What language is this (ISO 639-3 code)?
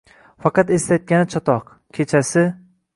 uzb